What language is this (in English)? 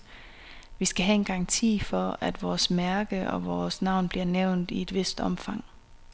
Danish